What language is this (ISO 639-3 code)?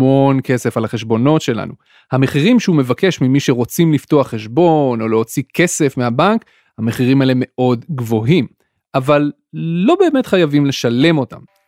heb